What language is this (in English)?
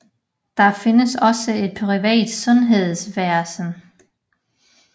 Danish